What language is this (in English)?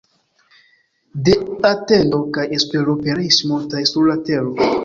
Esperanto